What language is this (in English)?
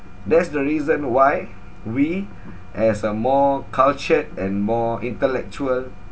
English